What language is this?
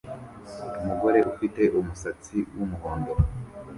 Kinyarwanda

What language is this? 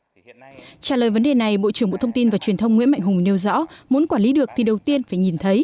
Vietnamese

